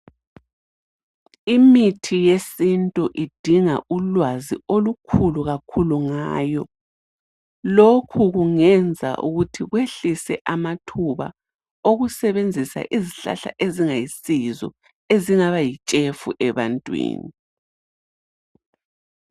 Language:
North Ndebele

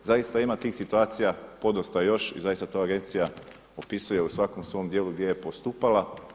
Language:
Croatian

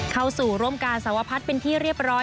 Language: Thai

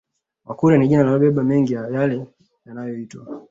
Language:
Swahili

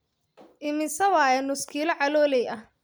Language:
Somali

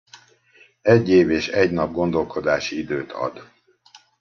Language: Hungarian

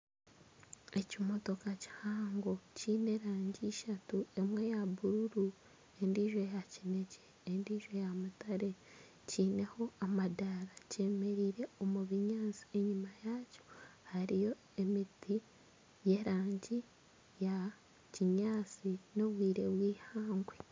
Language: Nyankole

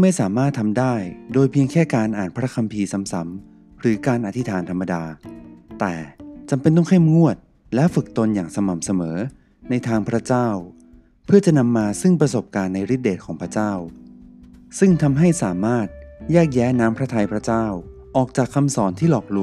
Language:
Thai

